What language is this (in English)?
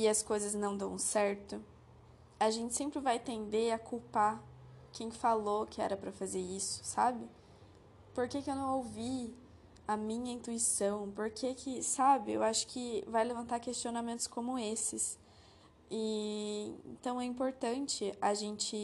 Portuguese